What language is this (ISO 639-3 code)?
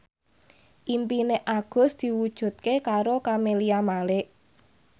jav